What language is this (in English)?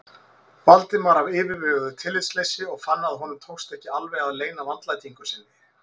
Icelandic